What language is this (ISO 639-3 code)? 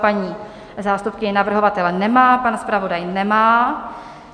ces